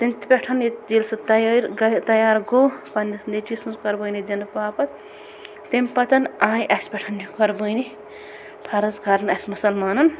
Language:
Kashmiri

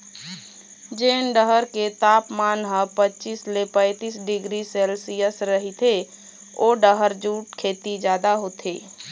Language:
Chhattisgarhi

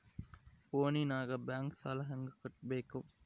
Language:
Kannada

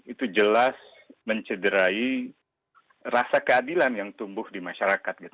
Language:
Indonesian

